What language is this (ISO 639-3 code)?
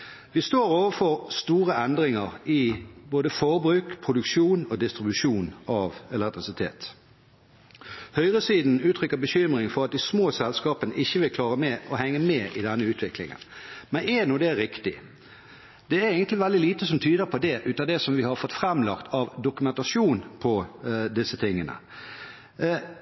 nob